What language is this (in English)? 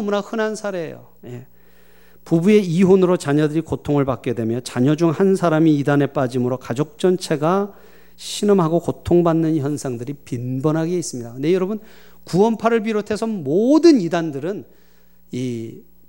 Korean